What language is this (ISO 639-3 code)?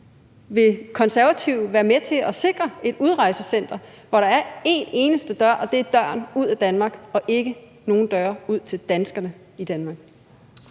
dan